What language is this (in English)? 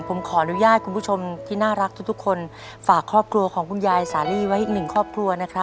Thai